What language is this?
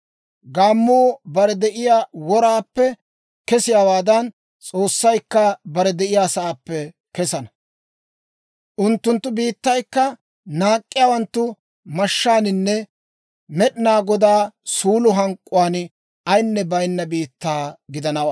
Dawro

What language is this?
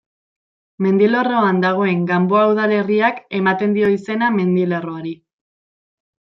Basque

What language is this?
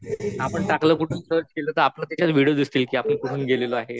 Marathi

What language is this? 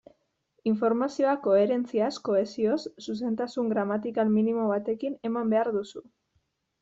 Basque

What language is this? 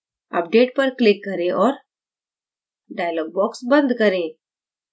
Hindi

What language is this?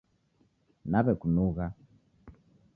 Taita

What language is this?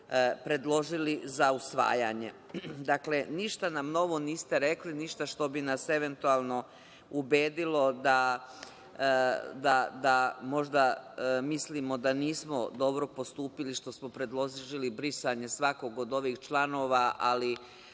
Serbian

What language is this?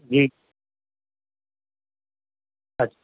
Urdu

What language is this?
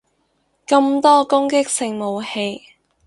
Cantonese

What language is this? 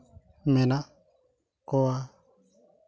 Santali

